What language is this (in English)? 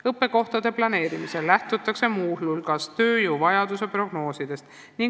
Estonian